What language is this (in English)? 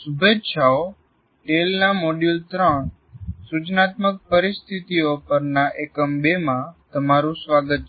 Gujarati